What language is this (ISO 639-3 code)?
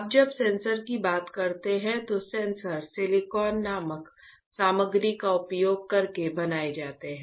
hin